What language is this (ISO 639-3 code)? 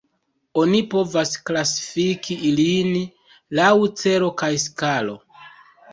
epo